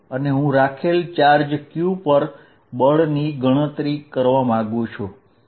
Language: Gujarati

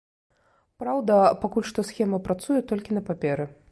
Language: Belarusian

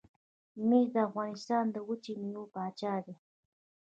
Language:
Pashto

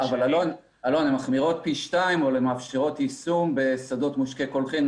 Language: Hebrew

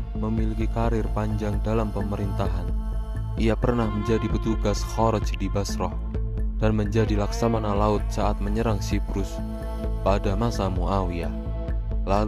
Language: Indonesian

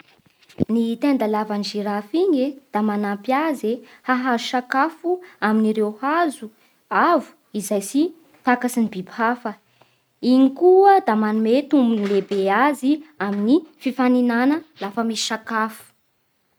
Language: Bara Malagasy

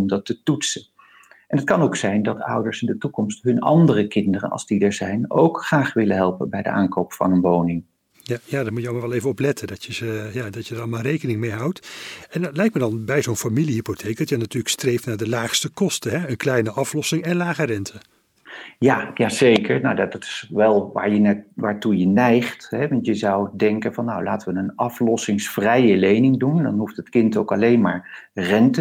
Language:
Dutch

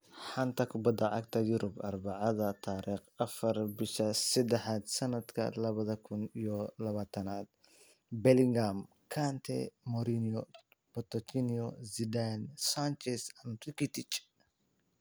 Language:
Somali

